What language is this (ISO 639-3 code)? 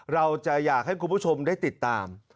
tha